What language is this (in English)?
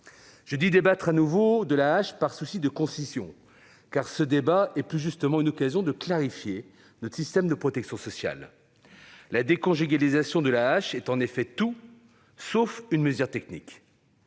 French